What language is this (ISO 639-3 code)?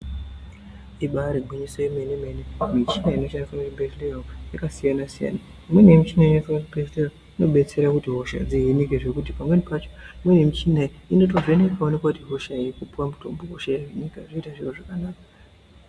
ndc